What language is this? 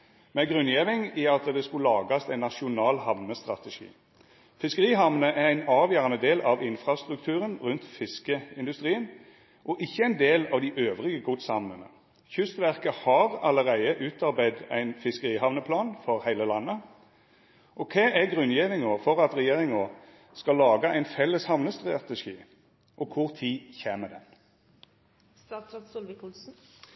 Norwegian Nynorsk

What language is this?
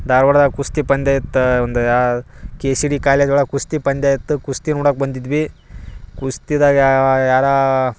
Kannada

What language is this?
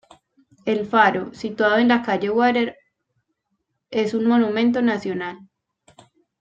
Spanish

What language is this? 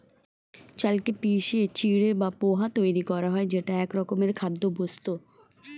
Bangla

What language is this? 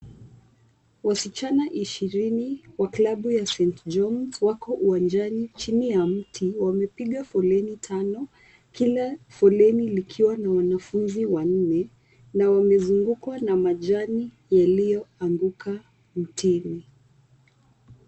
Swahili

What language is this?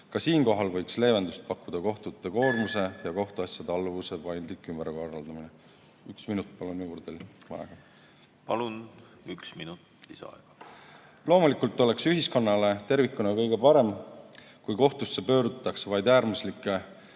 Estonian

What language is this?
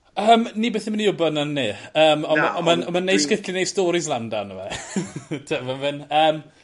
Welsh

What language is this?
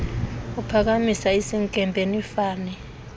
Xhosa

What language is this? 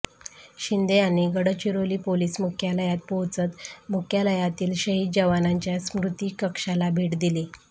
Marathi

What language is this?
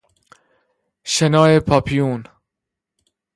Persian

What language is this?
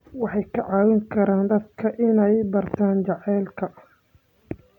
Somali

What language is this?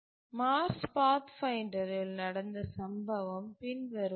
Tamil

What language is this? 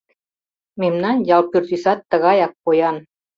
Mari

